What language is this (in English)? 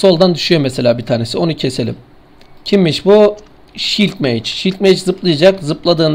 Turkish